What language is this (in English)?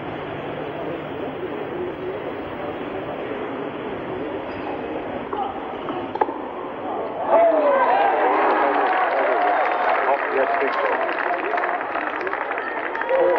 German